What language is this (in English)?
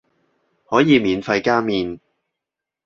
Cantonese